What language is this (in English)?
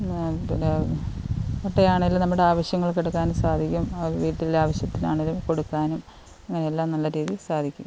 Malayalam